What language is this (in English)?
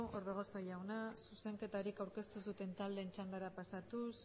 Basque